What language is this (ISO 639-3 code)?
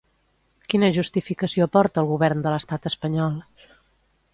cat